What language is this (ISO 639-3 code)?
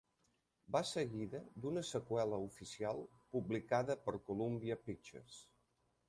cat